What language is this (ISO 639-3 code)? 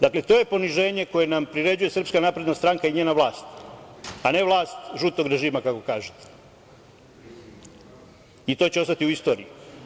srp